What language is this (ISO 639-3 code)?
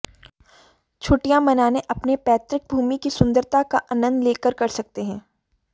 hin